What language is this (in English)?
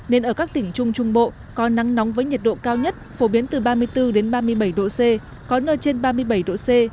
Vietnamese